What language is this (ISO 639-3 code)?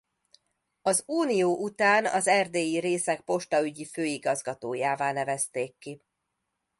hun